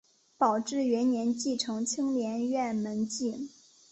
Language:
Chinese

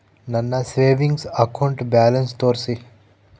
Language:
Kannada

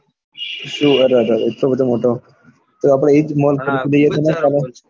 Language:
Gujarati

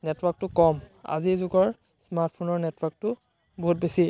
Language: Assamese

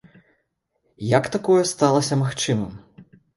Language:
Belarusian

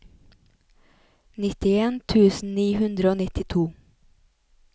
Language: Norwegian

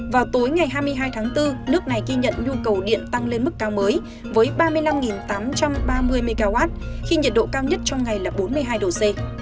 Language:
Vietnamese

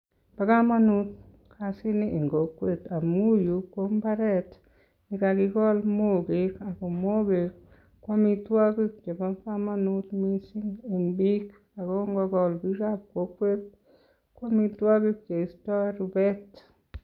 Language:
Kalenjin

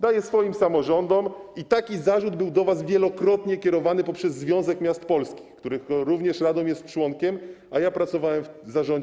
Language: Polish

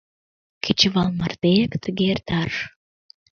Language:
Mari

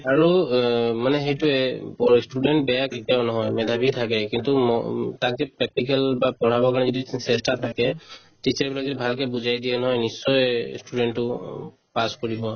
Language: Assamese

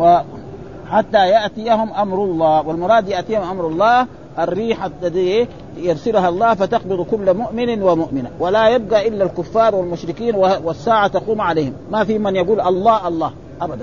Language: Arabic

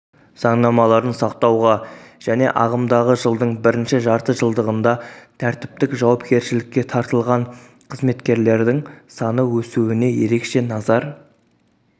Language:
Kazakh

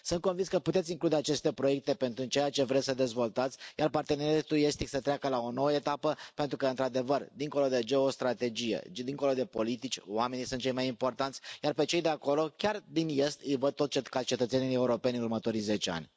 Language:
Romanian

